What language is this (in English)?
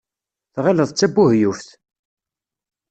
Kabyle